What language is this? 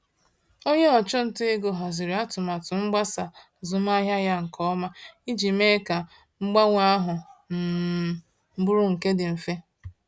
Igbo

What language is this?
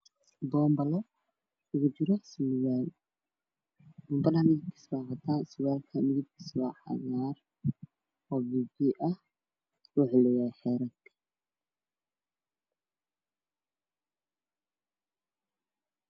Somali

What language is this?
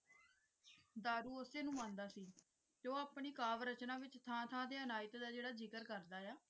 Punjabi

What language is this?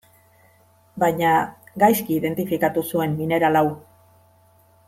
Basque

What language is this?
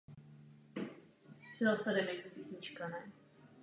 Czech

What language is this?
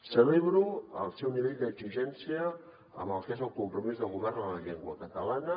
Catalan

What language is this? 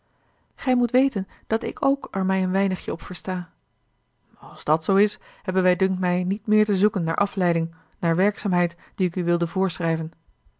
Dutch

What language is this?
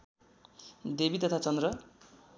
Nepali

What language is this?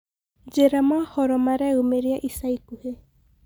Kikuyu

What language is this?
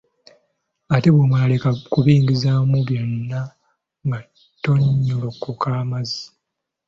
Ganda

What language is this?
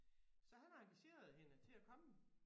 Danish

